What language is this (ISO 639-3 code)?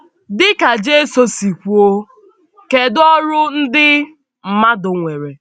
ibo